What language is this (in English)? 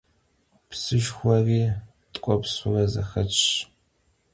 Kabardian